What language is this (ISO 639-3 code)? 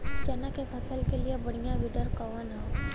bho